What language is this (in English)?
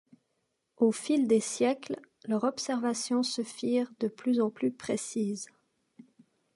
French